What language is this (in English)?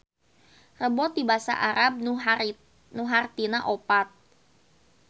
Sundanese